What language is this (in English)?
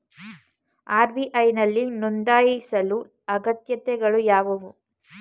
Kannada